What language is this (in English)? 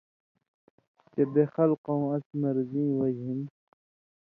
Indus Kohistani